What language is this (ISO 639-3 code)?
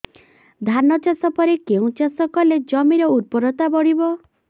ori